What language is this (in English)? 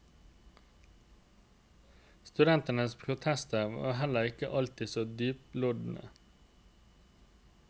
Norwegian